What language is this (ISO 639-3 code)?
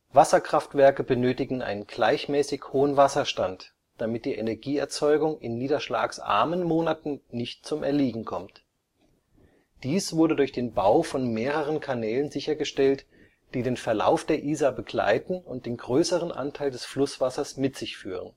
deu